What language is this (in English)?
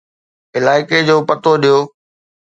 Sindhi